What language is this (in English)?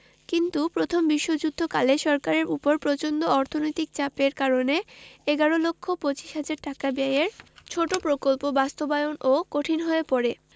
Bangla